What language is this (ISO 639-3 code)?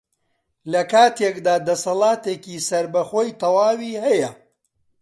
ckb